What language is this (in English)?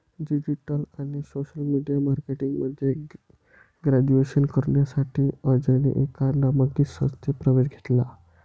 Marathi